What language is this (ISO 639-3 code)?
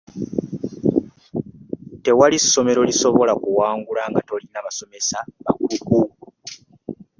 lug